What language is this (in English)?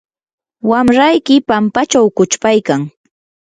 Yanahuanca Pasco Quechua